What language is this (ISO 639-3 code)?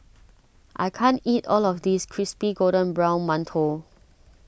eng